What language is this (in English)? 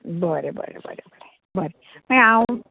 Konkani